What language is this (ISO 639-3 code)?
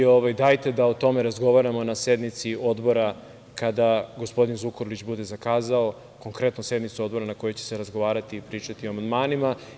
srp